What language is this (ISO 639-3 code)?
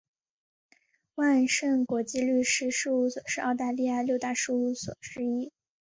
zho